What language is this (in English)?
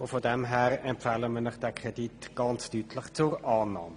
Swiss German